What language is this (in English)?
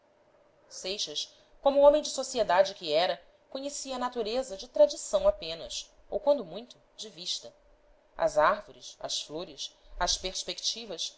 Portuguese